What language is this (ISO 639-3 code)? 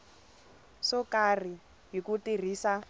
tso